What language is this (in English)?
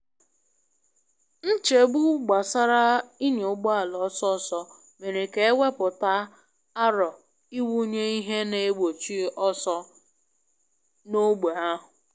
Igbo